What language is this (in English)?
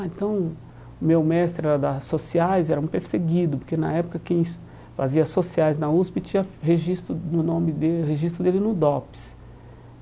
Portuguese